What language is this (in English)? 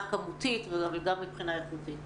Hebrew